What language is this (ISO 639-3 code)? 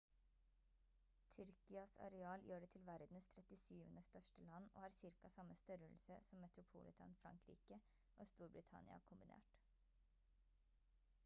nob